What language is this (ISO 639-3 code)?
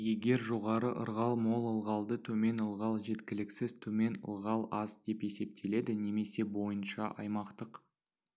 kaz